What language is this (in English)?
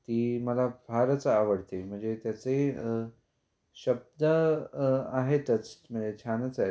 Marathi